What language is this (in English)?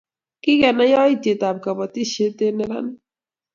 Kalenjin